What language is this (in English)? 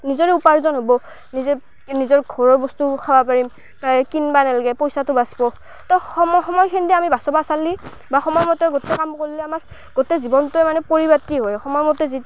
Assamese